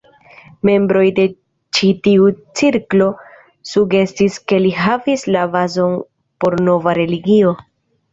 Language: Esperanto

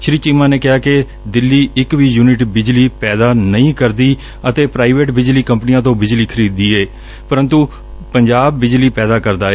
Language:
Punjabi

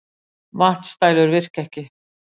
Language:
Icelandic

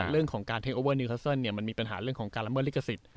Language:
Thai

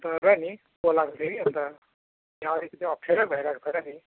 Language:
Nepali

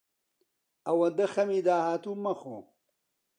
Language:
Central Kurdish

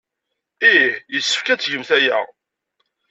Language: Kabyle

